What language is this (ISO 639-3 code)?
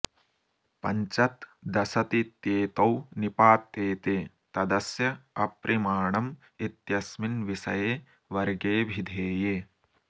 san